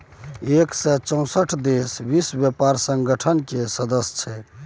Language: Maithili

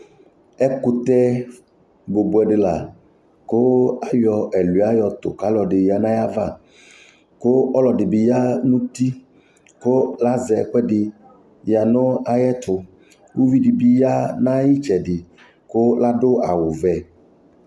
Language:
Ikposo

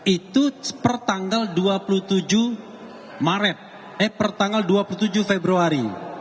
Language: Indonesian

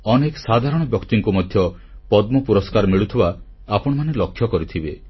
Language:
Odia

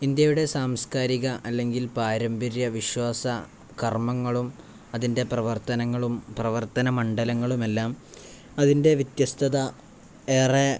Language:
Malayalam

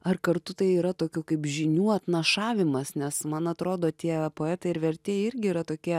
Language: Lithuanian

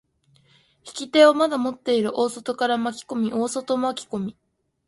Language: Japanese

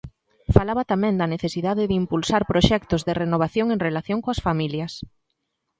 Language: Galician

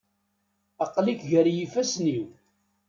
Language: Kabyle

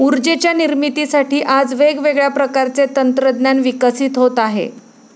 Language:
Marathi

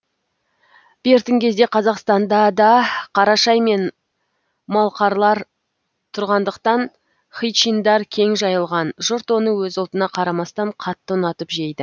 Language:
Kazakh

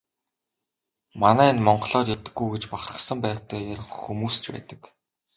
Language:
Mongolian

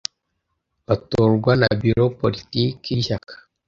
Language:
Kinyarwanda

